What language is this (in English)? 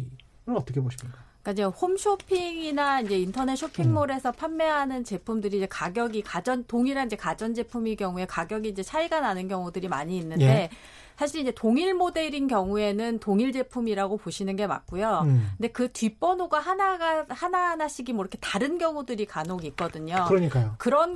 Korean